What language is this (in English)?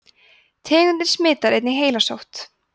Icelandic